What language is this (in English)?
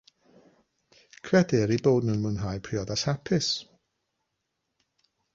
Welsh